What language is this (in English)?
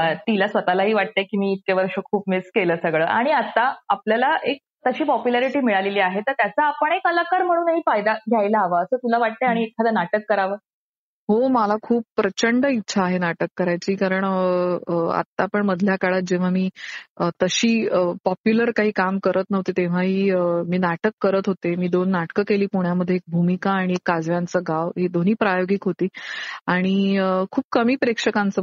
Marathi